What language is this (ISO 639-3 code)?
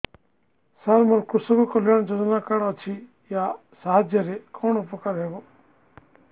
ori